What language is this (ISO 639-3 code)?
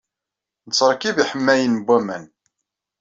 kab